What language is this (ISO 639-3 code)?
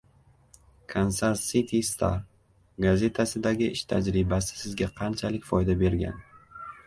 uzb